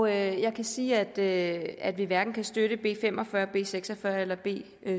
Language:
Danish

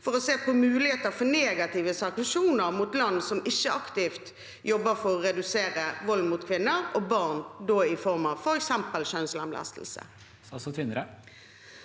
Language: Norwegian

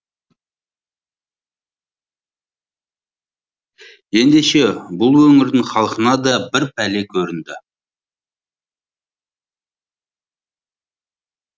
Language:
Kazakh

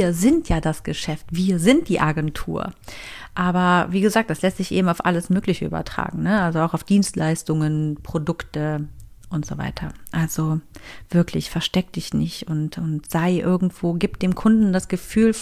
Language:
German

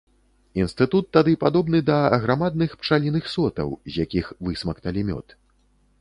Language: Belarusian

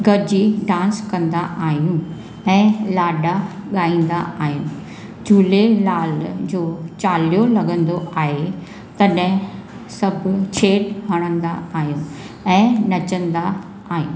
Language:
Sindhi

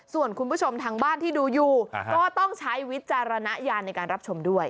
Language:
Thai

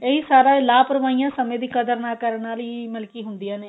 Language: Punjabi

